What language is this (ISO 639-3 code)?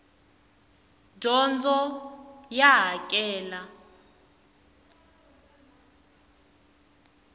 tso